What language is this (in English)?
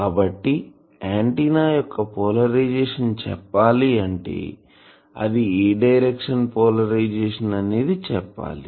Telugu